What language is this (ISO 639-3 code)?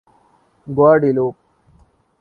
urd